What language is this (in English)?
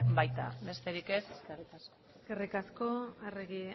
Basque